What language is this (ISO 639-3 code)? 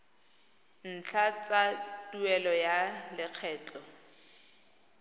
tsn